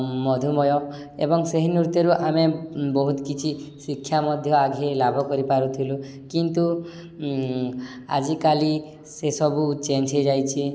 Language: Odia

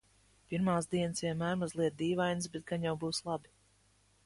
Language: Latvian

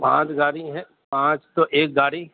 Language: Urdu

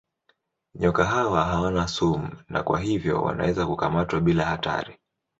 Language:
Swahili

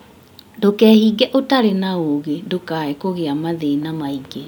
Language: Kikuyu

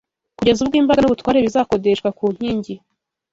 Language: Kinyarwanda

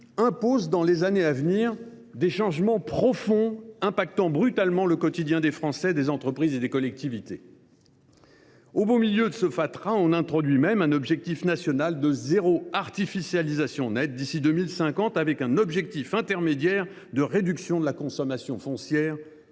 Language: French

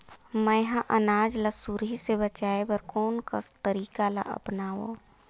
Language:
Chhattisgarhi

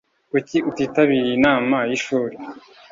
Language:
Kinyarwanda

